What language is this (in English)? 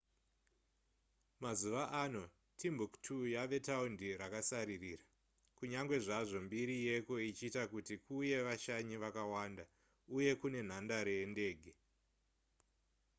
Shona